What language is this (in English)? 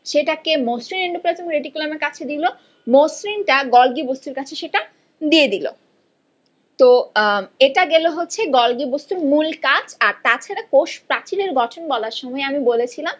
Bangla